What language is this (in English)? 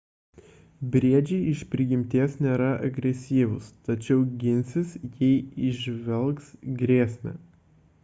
Lithuanian